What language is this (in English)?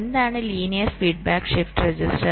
Malayalam